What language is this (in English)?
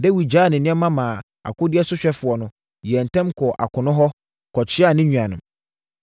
Akan